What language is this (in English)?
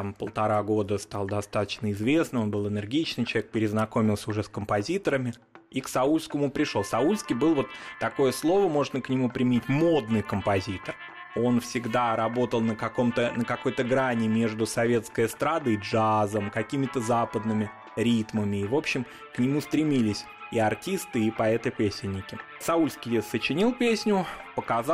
Russian